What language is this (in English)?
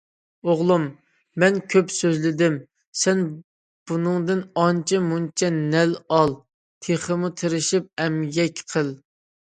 Uyghur